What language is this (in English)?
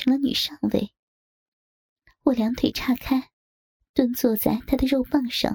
Chinese